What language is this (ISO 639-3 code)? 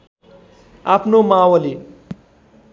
nep